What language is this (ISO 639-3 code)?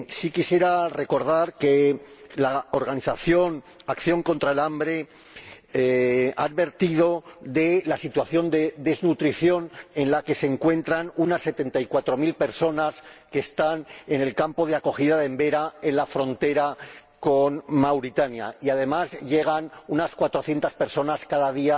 spa